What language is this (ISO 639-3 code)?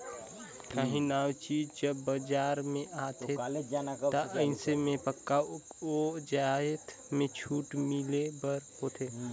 hne